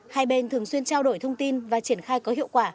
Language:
Vietnamese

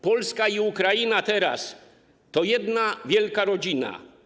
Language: Polish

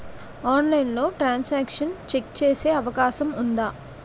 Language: Telugu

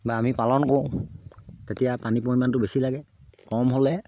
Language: Assamese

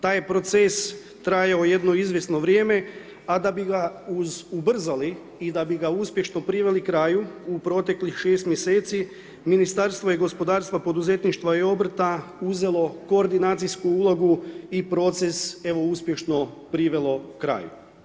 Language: Croatian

